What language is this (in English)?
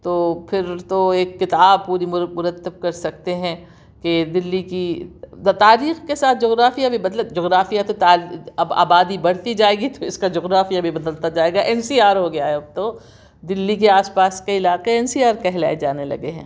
Urdu